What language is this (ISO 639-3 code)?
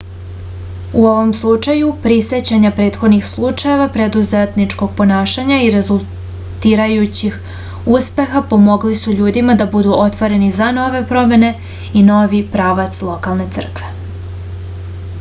srp